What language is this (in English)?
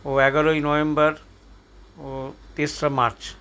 Bangla